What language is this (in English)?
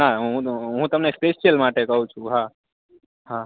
Gujarati